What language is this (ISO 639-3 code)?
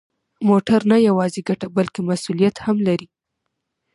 pus